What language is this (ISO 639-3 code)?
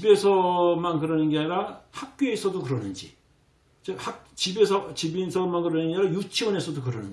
kor